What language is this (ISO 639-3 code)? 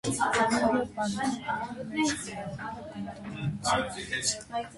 hye